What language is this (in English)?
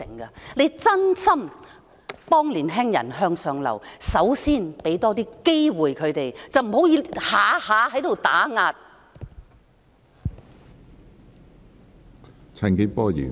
Cantonese